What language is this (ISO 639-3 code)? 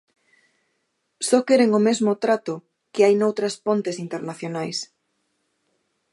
glg